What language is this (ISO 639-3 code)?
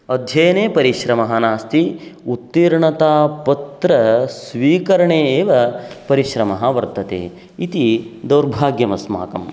san